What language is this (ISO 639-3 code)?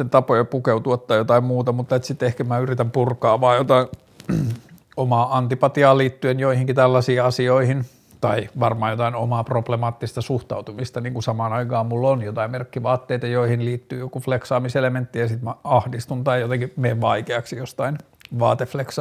fin